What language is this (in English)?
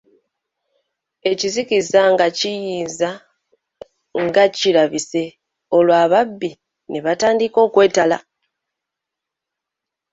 Ganda